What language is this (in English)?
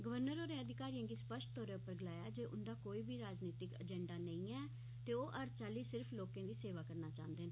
Dogri